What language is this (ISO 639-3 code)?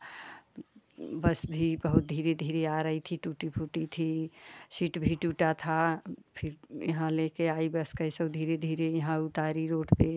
hin